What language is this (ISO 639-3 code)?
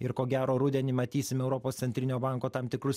lit